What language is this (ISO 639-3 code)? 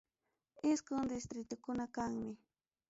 quy